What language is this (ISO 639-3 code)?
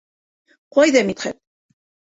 bak